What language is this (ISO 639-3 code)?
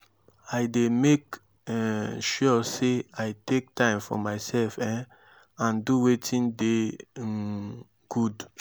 pcm